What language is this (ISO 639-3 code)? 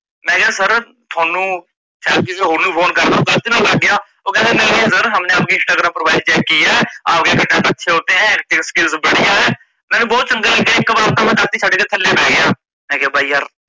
pan